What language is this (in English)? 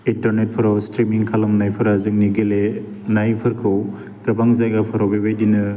Bodo